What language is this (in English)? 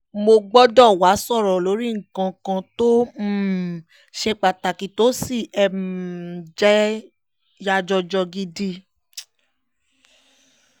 Yoruba